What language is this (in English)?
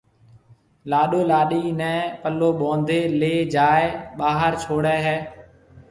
Marwari (Pakistan)